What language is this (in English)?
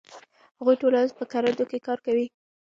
Pashto